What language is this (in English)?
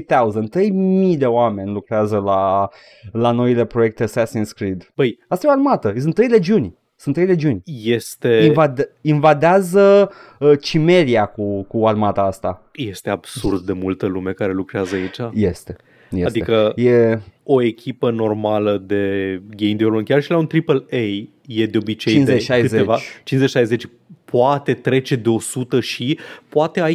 Romanian